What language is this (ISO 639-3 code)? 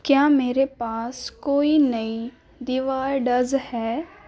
urd